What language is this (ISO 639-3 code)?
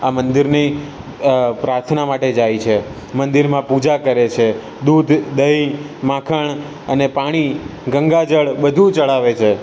guj